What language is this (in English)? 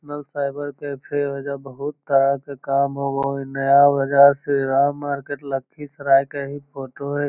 Magahi